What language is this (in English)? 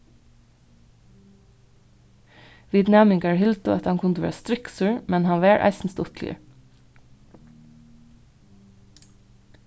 Faroese